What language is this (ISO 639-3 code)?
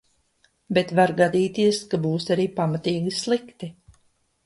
lav